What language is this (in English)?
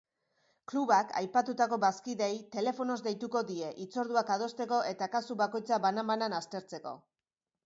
Basque